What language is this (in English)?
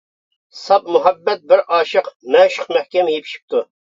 Uyghur